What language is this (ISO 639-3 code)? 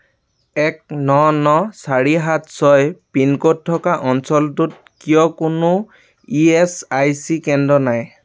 asm